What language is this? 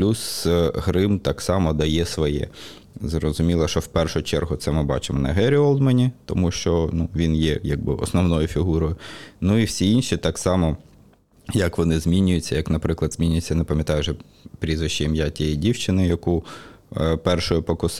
Ukrainian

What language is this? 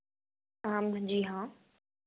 Hindi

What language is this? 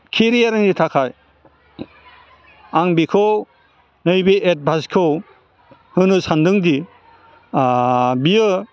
Bodo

